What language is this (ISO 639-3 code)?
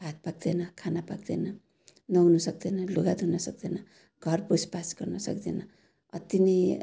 nep